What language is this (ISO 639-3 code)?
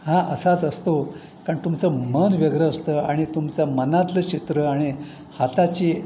mar